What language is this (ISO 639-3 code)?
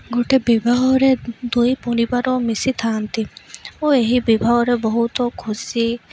ori